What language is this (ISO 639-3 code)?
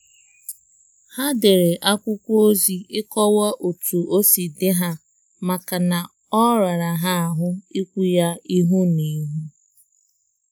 ibo